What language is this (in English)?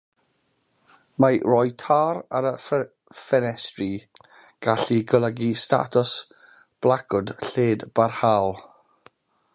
Welsh